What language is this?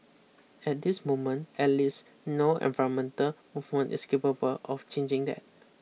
English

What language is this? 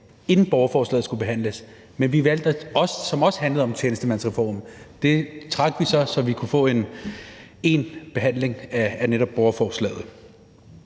Danish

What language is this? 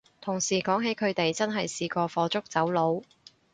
Cantonese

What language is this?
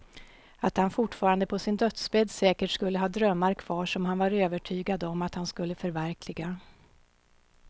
Swedish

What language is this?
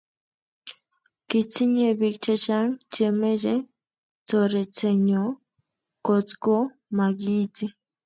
Kalenjin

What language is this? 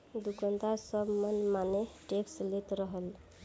Bhojpuri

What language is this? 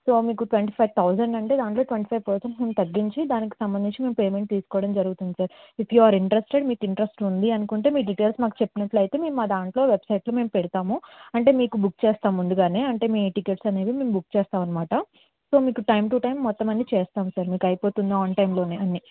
Telugu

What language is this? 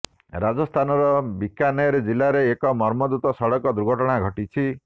Odia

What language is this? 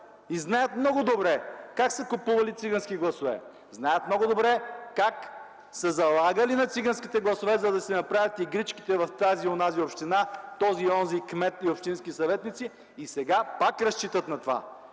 Bulgarian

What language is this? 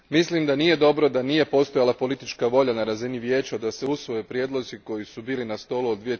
Croatian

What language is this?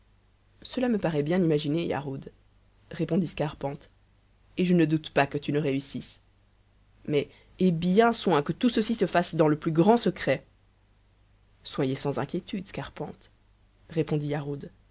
French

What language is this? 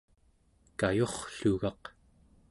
Central Yupik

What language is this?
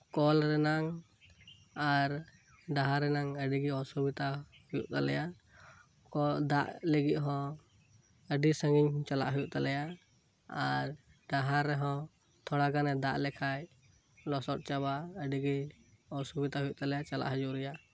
Santali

